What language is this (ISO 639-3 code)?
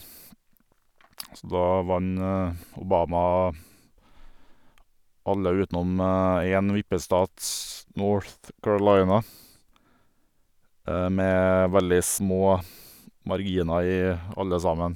nor